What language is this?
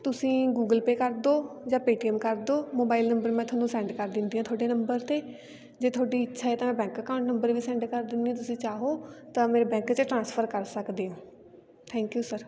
Punjabi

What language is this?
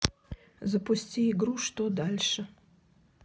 Russian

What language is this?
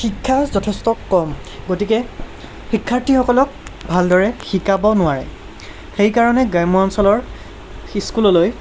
Assamese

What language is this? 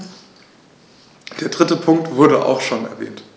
German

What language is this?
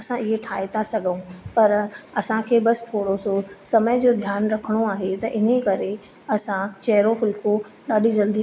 Sindhi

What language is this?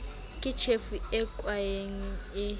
Southern Sotho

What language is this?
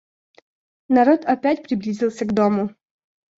Russian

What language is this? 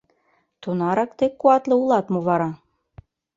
Mari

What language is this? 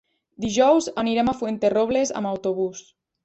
Catalan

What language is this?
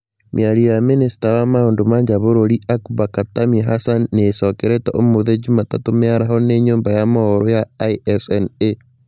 Kikuyu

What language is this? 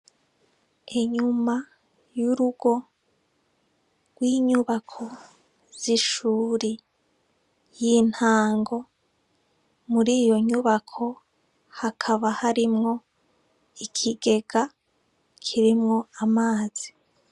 Rundi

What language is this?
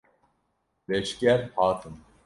Kurdish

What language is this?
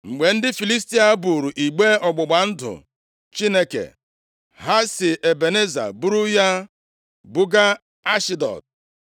Igbo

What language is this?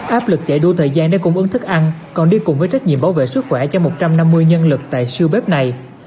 Vietnamese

